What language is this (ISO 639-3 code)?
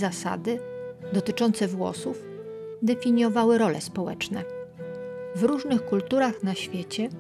pol